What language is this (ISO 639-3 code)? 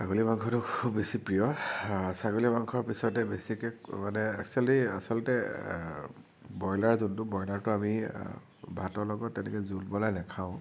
asm